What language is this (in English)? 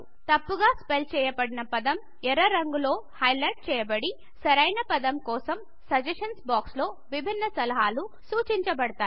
Telugu